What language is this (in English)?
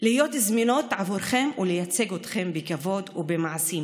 Hebrew